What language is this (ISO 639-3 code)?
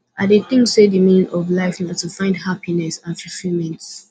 pcm